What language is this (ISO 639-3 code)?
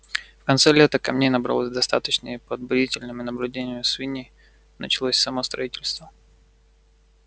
rus